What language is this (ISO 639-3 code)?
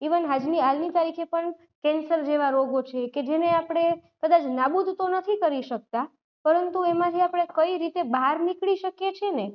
guj